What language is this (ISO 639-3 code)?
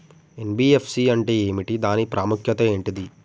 tel